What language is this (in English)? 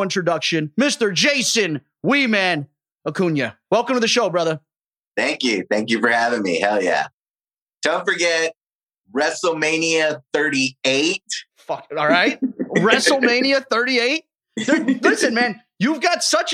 English